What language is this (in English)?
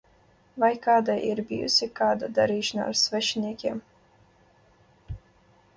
Latvian